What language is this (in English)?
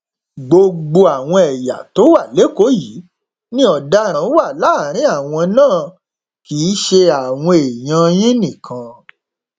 Yoruba